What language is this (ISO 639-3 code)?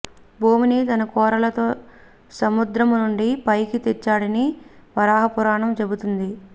tel